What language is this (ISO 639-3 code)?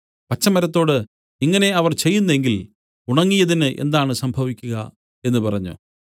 mal